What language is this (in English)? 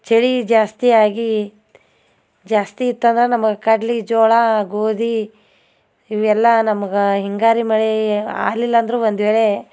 Kannada